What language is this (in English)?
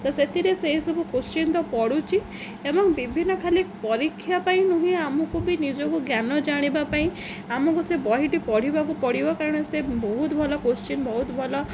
Odia